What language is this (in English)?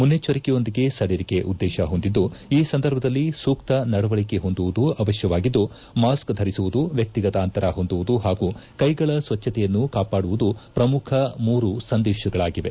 Kannada